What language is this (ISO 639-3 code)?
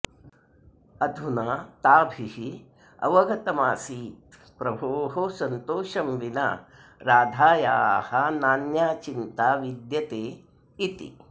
san